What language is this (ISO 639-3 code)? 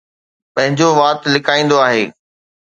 snd